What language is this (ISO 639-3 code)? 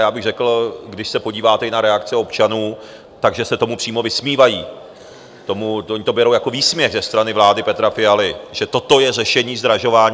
ces